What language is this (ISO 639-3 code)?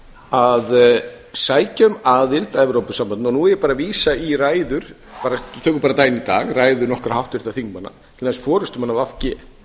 isl